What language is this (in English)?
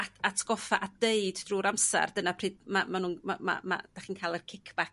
Welsh